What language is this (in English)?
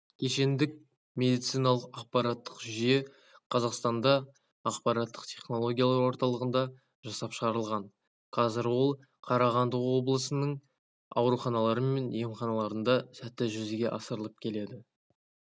Kazakh